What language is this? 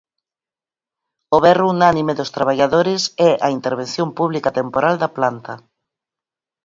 Galician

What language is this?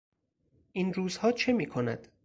Persian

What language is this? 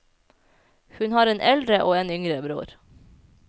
Norwegian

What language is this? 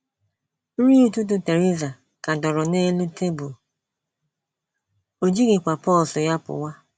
Igbo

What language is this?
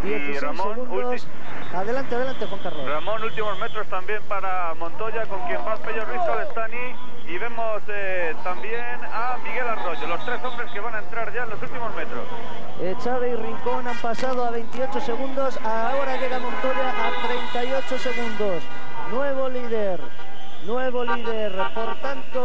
Spanish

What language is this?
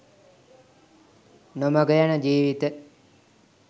Sinhala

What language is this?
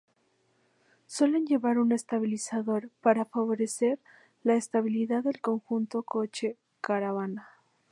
Spanish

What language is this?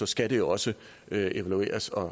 Danish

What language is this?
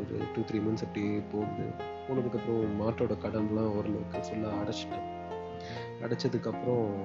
Tamil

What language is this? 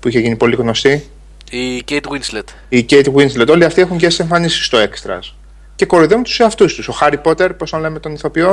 Greek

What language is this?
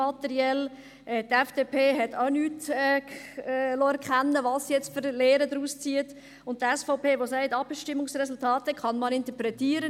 Swiss German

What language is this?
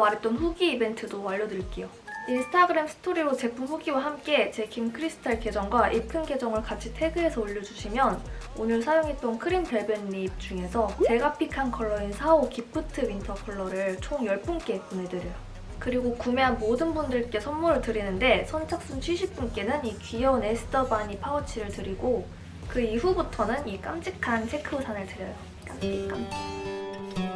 Korean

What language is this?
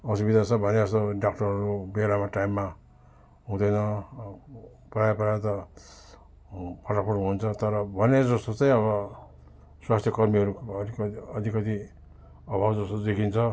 Nepali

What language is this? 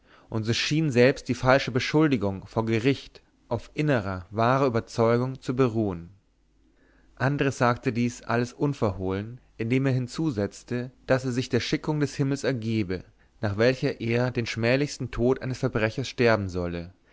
German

